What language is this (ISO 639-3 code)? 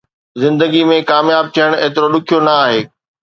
snd